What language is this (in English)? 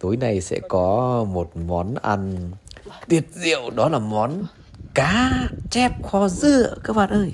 Vietnamese